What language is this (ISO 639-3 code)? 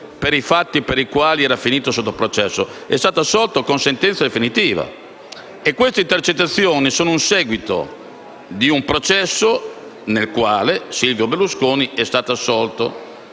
ita